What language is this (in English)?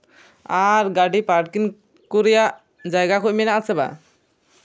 Santali